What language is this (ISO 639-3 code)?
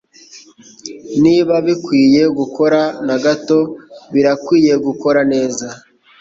kin